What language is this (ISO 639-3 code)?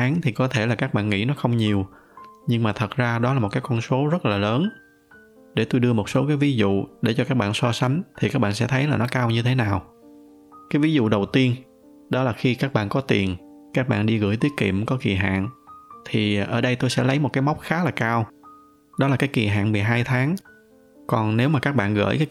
vie